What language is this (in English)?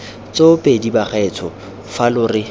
Tswana